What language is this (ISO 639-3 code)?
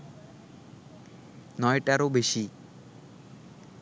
ben